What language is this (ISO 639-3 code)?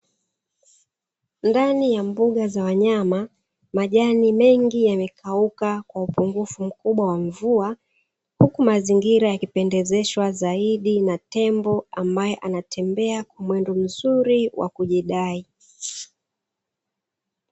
swa